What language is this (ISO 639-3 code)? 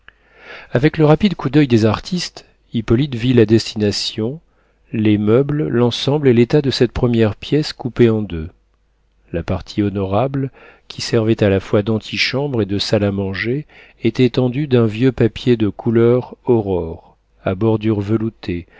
fra